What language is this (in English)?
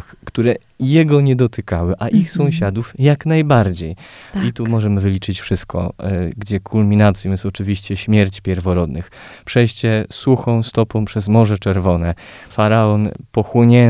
Polish